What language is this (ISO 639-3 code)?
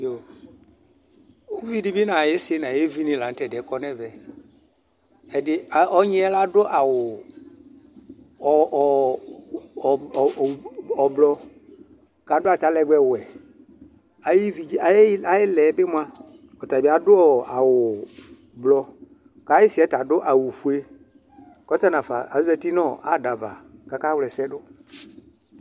kpo